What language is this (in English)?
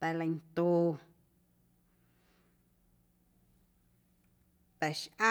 Guerrero Amuzgo